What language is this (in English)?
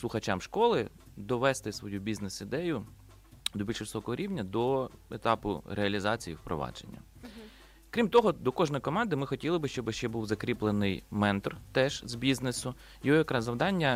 Ukrainian